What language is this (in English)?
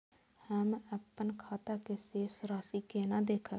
Maithili